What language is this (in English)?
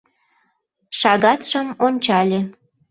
Mari